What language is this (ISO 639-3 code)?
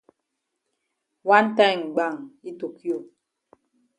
wes